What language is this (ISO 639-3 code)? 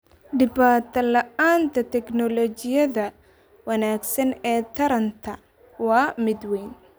som